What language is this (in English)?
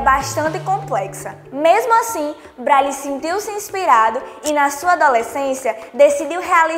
Portuguese